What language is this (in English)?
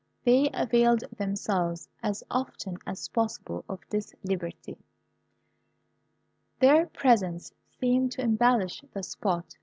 English